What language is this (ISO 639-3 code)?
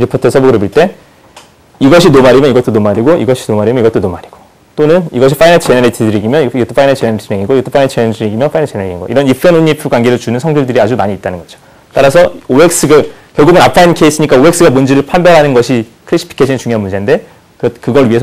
kor